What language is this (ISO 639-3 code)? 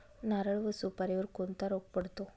mar